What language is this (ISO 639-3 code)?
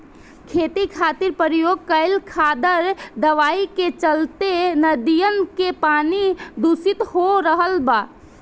bho